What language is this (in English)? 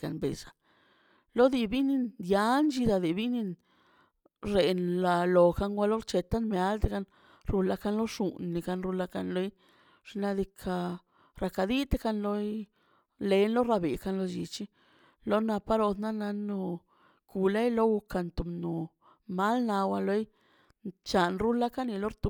Mazaltepec Zapotec